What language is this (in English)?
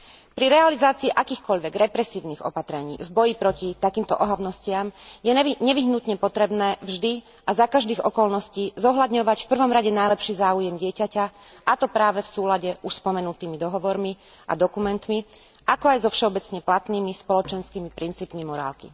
Slovak